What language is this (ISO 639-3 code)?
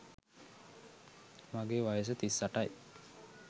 sin